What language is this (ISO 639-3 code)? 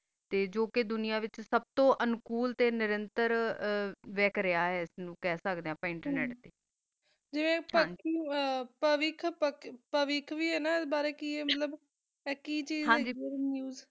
pan